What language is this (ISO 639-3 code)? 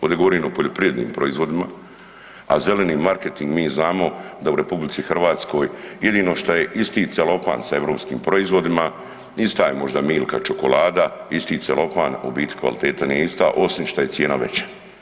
hrv